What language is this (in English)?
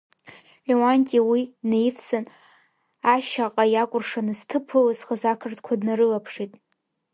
Abkhazian